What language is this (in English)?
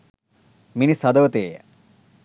Sinhala